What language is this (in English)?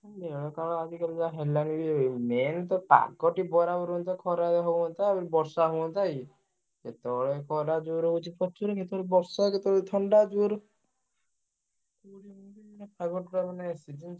Odia